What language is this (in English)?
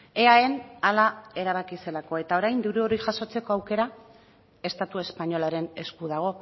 Basque